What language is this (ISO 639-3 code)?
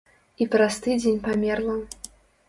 bel